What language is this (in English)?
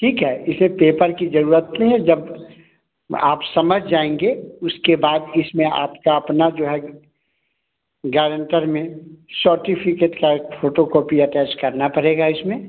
Hindi